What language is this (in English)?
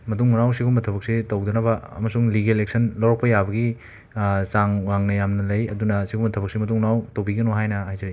Manipuri